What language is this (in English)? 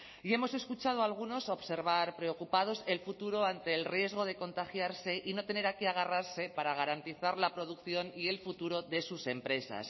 Spanish